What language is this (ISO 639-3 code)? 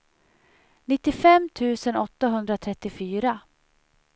swe